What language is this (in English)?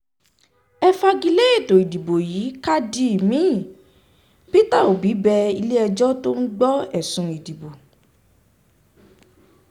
Yoruba